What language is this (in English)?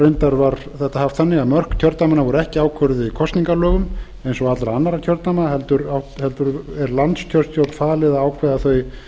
Icelandic